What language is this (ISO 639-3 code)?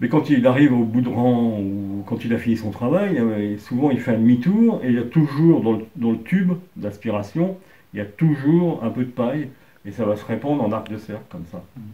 fra